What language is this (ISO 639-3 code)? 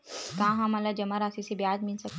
hne